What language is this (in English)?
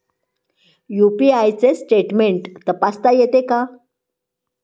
Marathi